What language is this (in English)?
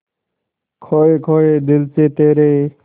Hindi